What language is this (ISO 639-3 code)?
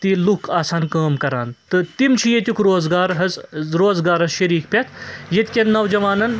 kas